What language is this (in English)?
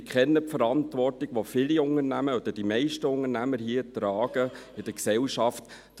Swiss German